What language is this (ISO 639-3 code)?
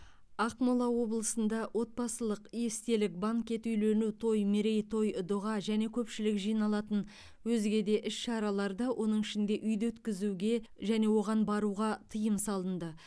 kaz